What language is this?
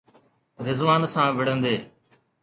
Sindhi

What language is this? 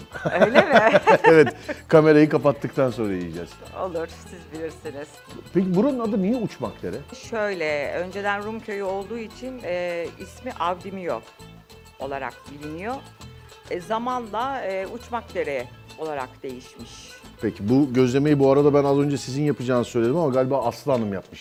Turkish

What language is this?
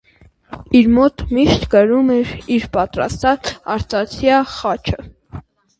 Armenian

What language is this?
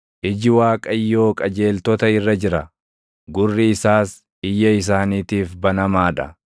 Oromo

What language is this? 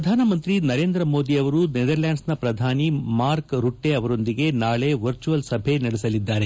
Kannada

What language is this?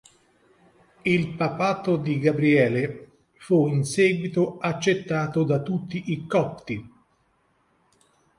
Italian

